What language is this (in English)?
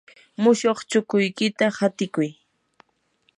Yanahuanca Pasco Quechua